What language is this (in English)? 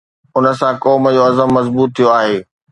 Sindhi